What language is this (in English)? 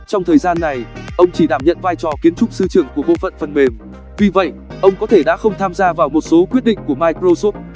Vietnamese